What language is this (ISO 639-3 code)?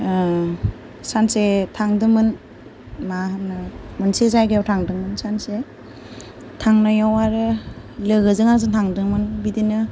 brx